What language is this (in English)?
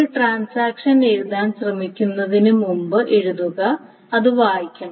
Malayalam